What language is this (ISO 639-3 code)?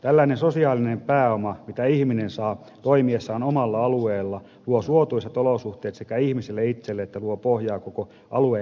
fin